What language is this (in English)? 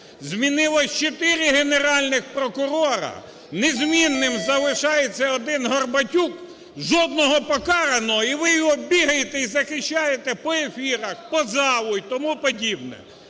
Ukrainian